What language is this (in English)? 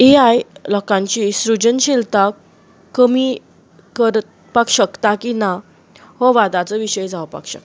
Konkani